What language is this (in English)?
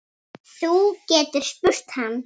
Icelandic